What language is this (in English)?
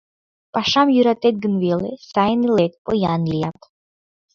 Mari